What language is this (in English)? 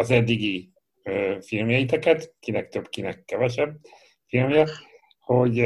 Hungarian